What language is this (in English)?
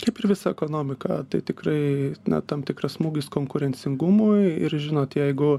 Lithuanian